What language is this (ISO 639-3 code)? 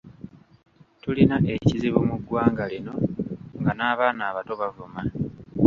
lug